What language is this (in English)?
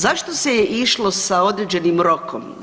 Croatian